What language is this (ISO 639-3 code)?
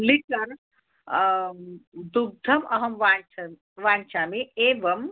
san